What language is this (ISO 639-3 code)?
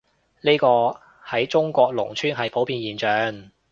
yue